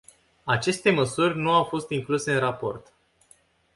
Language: Romanian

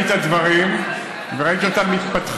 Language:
Hebrew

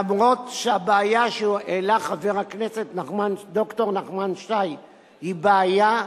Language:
Hebrew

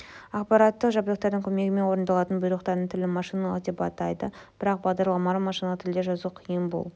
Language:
Kazakh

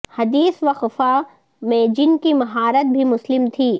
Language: Urdu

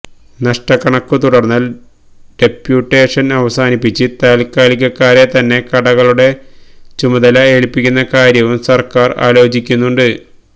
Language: Malayalam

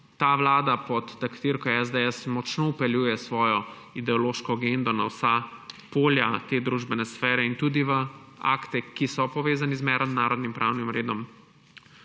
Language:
Slovenian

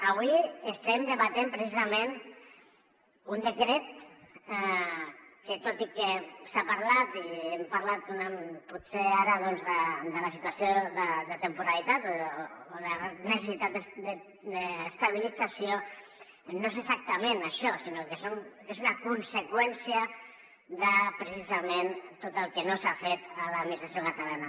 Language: Catalan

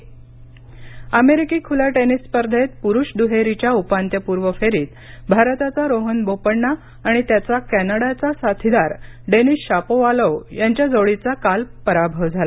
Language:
Marathi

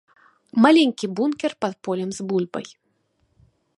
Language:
Belarusian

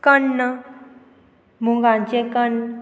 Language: Konkani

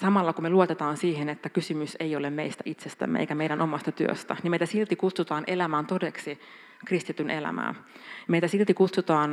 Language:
Finnish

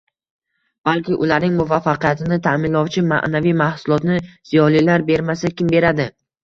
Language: Uzbek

